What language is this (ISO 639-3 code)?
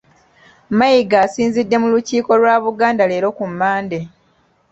lug